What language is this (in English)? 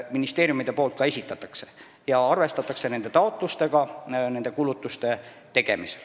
Estonian